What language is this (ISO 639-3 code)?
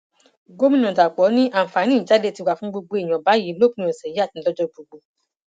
yor